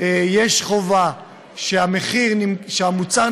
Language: Hebrew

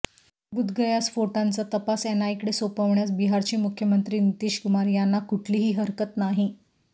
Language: Marathi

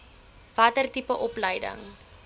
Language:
Afrikaans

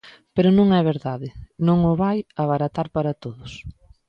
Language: Galician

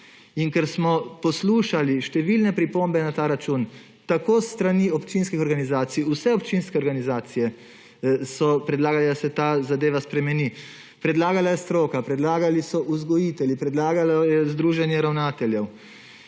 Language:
Slovenian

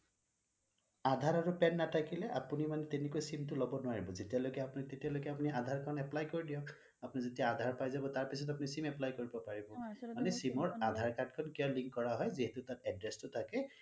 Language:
Assamese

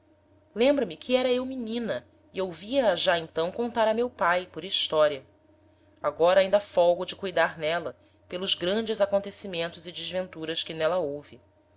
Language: Portuguese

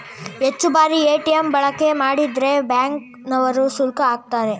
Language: Kannada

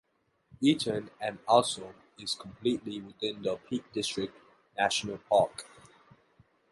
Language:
English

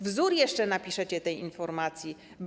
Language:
Polish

